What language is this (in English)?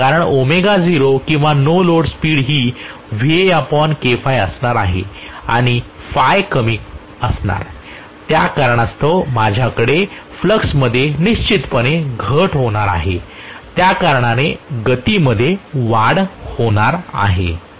Marathi